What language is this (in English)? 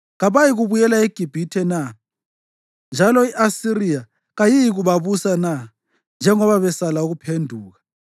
North Ndebele